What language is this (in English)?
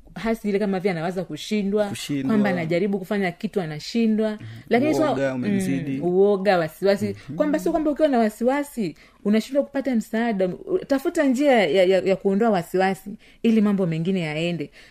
Swahili